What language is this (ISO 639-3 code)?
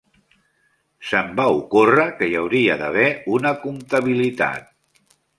cat